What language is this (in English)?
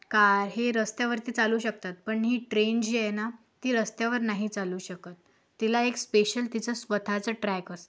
Marathi